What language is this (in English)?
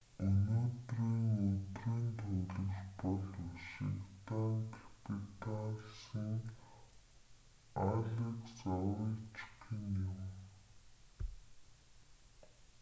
Mongolian